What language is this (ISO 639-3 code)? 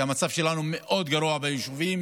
heb